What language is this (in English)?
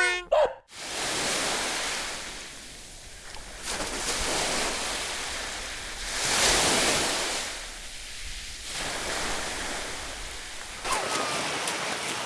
Japanese